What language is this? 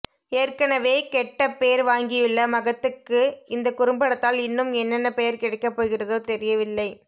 Tamil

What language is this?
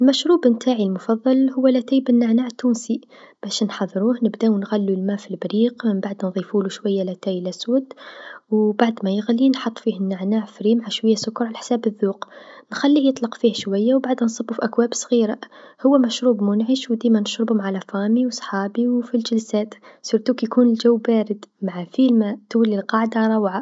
Tunisian Arabic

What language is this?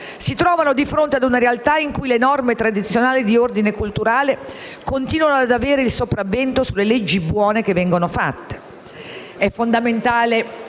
Italian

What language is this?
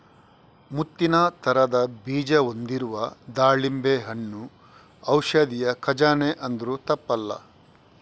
Kannada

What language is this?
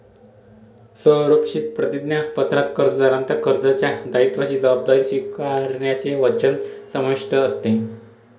Marathi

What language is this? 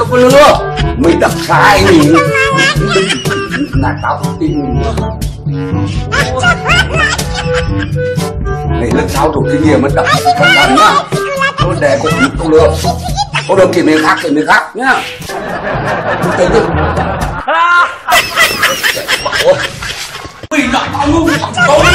Thai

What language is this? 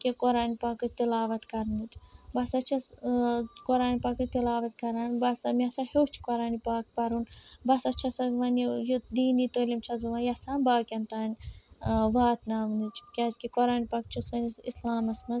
Kashmiri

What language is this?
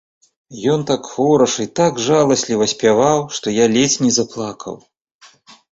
Belarusian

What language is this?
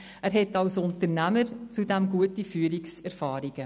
Swiss German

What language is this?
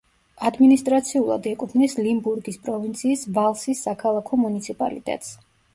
Georgian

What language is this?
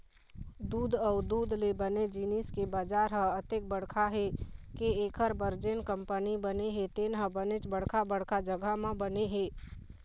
Chhattisgarhi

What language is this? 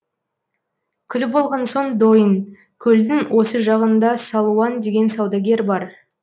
Kazakh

